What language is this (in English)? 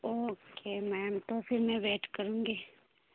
Urdu